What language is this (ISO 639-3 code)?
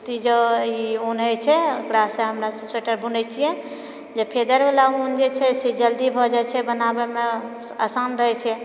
mai